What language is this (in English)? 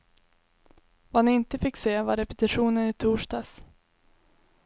Swedish